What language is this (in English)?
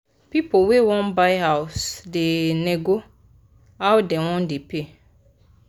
Nigerian Pidgin